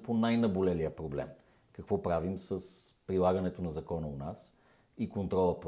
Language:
Bulgarian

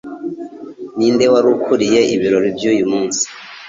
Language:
Kinyarwanda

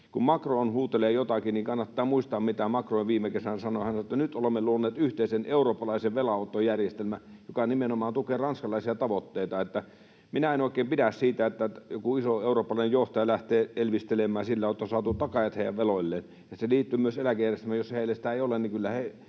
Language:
Finnish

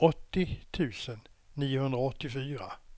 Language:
Swedish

